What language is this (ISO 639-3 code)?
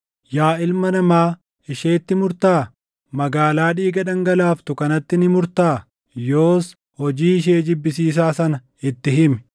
orm